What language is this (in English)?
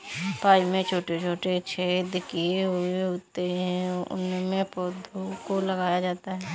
Hindi